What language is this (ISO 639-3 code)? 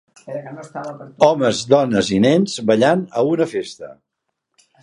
cat